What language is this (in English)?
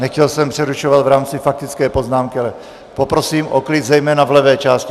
Czech